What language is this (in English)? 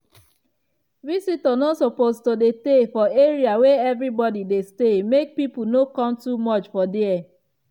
Nigerian Pidgin